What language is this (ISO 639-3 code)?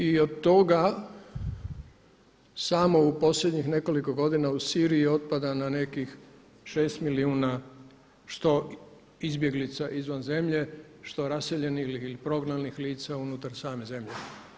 hrv